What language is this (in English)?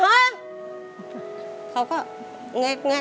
Thai